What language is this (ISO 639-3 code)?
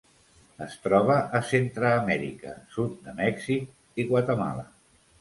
cat